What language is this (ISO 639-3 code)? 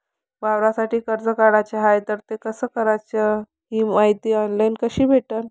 mar